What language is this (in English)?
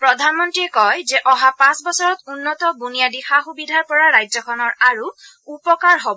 Assamese